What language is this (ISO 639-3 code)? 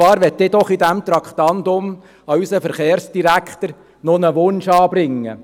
gsw